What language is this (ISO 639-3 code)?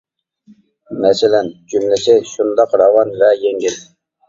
uig